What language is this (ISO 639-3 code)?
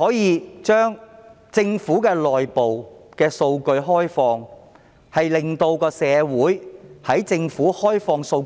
yue